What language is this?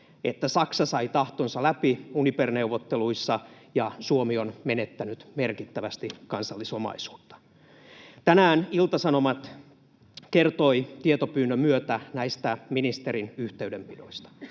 Finnish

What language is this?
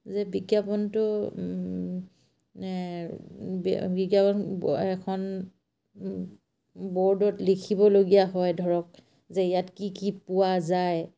Assamese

